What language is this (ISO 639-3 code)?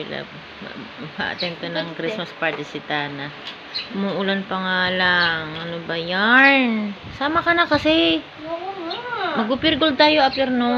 fil